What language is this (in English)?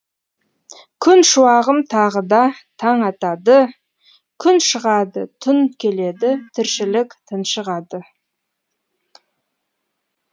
Kazakh